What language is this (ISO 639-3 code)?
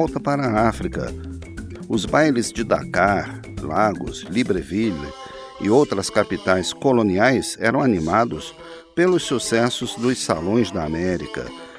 por